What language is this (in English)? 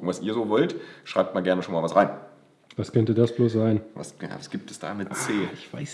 German